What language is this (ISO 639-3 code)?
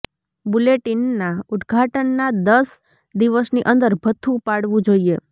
guj